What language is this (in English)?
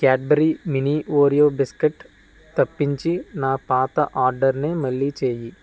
Telugu